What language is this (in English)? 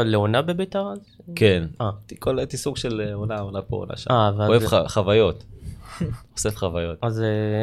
Hebrew